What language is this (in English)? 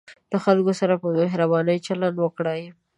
Pashto